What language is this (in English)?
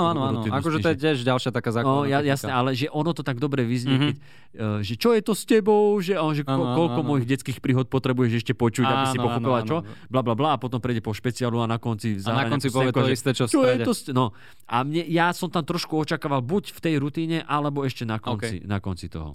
Slovak